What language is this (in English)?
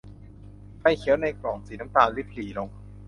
Thai